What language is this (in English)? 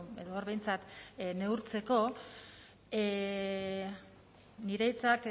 Basque